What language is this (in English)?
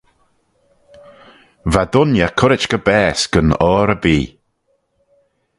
Manx